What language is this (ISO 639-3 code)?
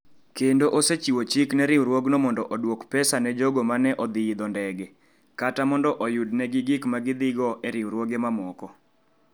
luo